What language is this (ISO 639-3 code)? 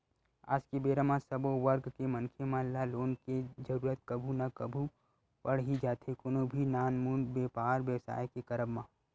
hne